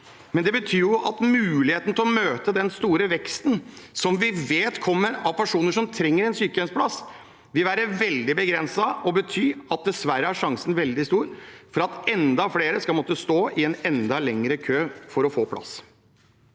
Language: Norwegian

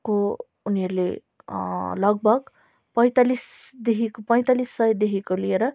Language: Nepali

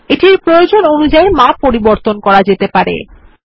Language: Bangla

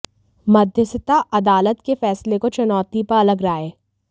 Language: Hindi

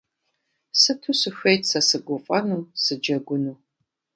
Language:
Kabardian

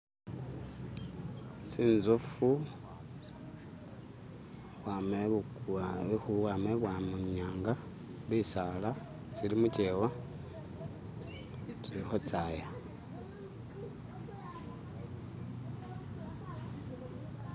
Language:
Masaaba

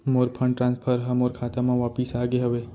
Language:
Chhattisgarhi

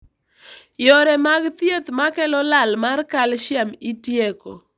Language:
Luo (Kenya and Tanzania)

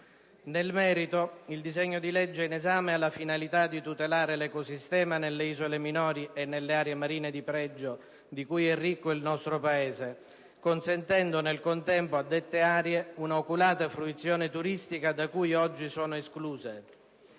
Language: Italian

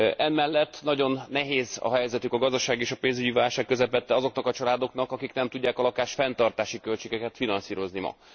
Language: Hungarian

